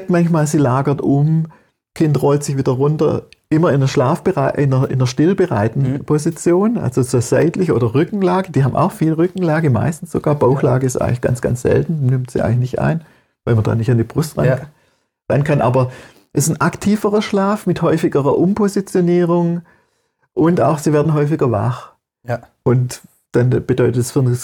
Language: German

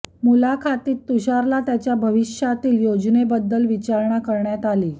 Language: Marathi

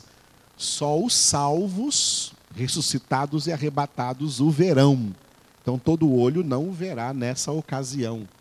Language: Portuguese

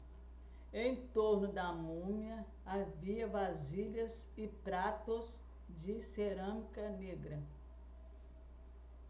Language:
Portuguese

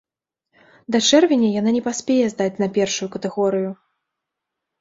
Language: Belarusian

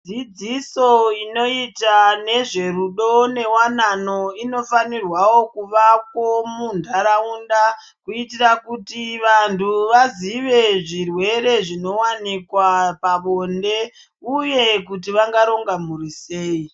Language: Ndau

